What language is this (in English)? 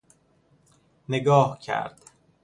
Persian